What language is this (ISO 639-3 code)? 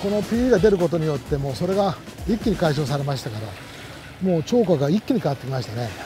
jpn